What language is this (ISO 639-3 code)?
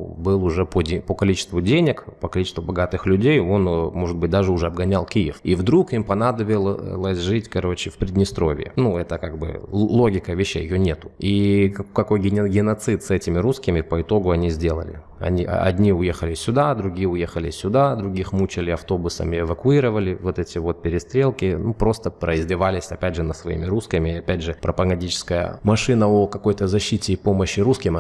rus